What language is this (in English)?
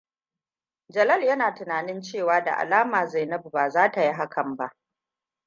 Hausa